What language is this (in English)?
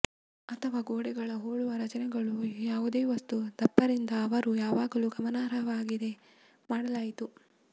Kannada